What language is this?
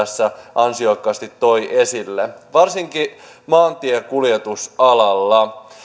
Finnish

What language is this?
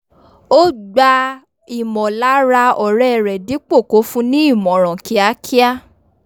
Yoruba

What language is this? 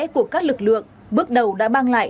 Vietnamese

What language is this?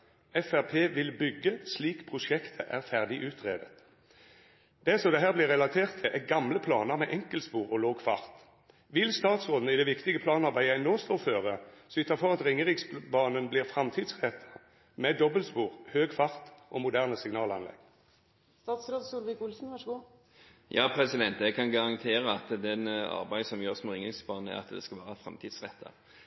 Norwegian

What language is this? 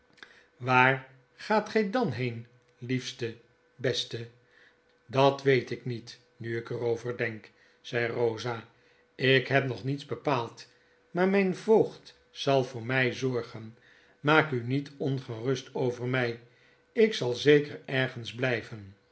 Dutch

